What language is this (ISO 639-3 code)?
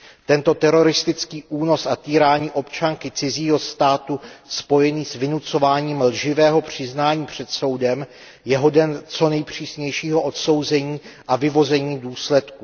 ces